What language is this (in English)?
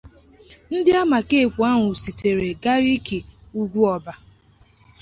Igbo